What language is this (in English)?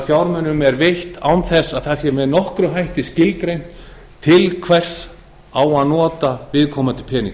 Icelandic